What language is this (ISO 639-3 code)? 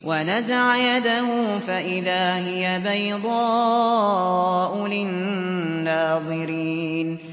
ara